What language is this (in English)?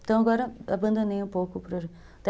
Portuguese